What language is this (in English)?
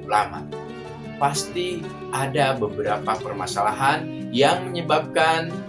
Indonesian